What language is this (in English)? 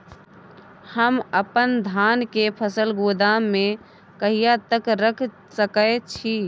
Maithili